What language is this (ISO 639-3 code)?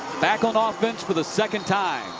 eng